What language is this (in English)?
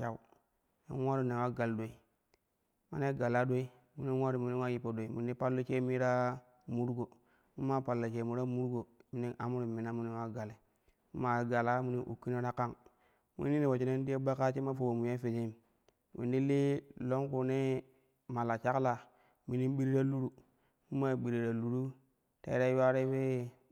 Kushi